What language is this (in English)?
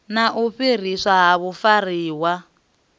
Venda